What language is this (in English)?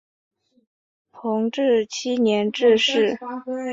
Chinese